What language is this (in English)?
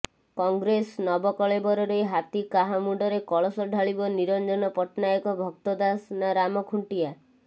Odia